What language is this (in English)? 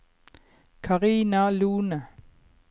Norwegian